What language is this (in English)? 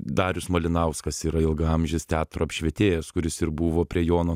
Lithuanian